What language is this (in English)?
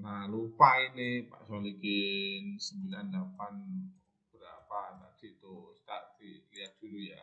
Indonesian